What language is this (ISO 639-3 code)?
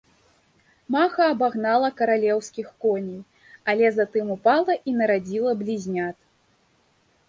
bel